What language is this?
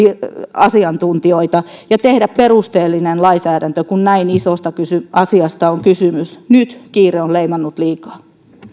Finnish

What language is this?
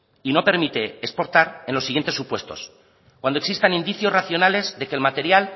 Spanish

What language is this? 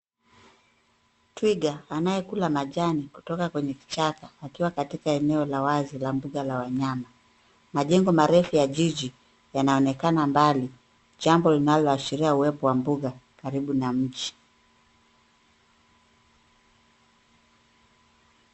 Swahili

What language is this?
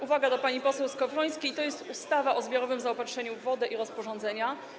Polish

